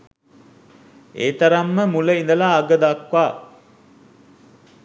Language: Sinhala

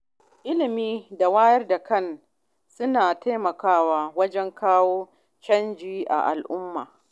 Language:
Hausa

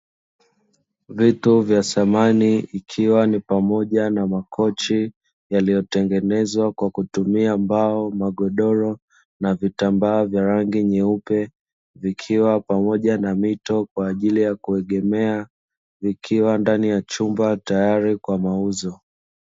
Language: Swahili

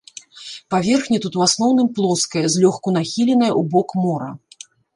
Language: Belarusian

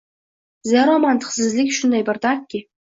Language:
Uzbek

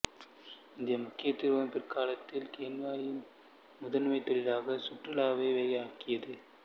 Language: Tamil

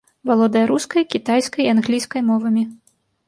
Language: Belarusian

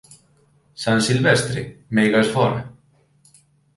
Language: Galician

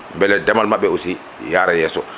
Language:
Fula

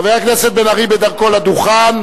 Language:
Hebrew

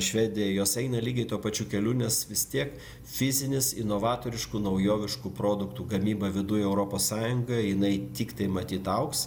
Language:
Lithuanian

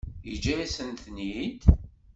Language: Kabyle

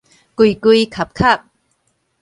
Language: Min Nan Chinese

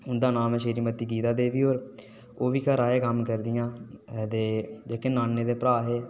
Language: Dogri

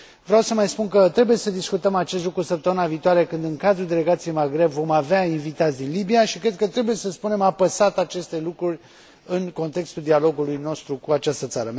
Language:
Romanian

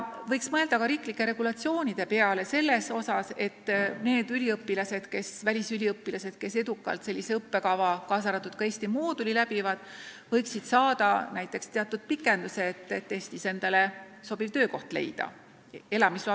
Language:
Estonian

